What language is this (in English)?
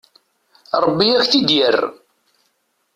Kabyle